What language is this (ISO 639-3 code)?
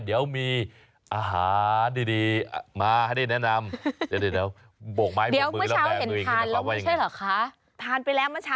tha